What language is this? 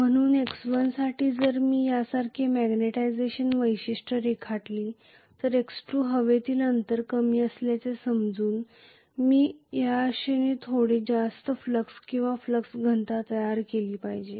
Marathi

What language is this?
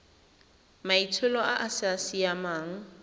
Tswana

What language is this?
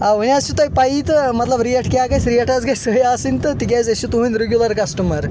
Kashmiri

